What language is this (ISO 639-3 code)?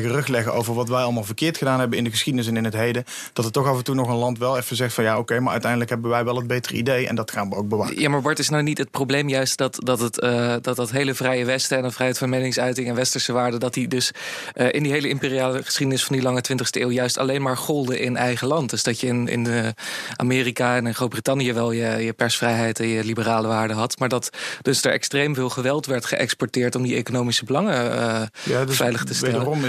nld